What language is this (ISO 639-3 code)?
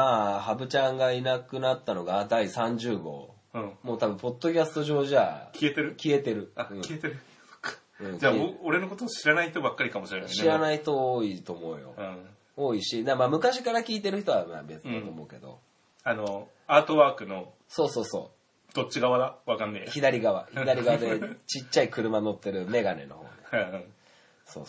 jpn